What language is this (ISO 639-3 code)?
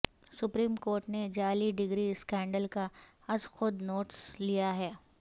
urd